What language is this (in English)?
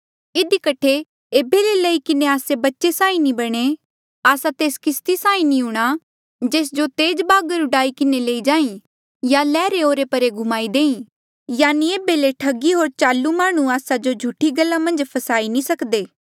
Mandeali